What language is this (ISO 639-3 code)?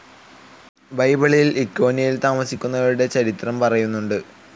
mal